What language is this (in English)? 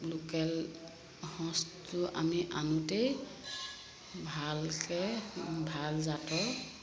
Assamese